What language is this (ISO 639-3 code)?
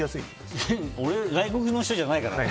jpn